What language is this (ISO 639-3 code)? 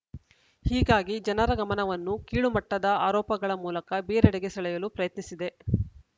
kan